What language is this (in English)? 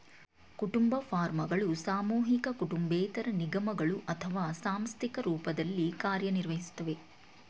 Kannada